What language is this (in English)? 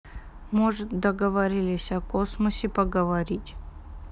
Russian